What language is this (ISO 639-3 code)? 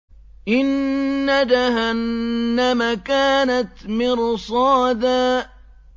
ara